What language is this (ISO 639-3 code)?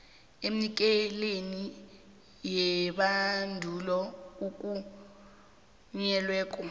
nbl